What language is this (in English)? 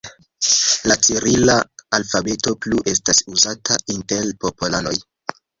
Esperanto